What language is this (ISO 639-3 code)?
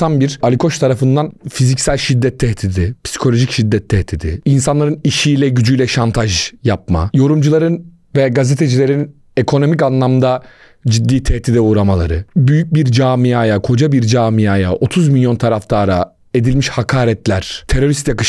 tur